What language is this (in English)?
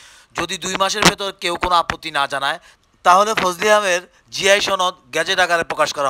Romanian